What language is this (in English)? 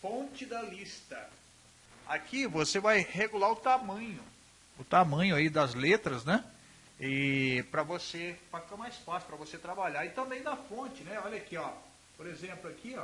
Portuguese